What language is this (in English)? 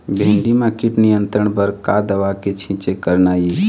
Chhattisgarhi